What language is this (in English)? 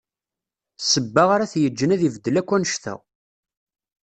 Kabyle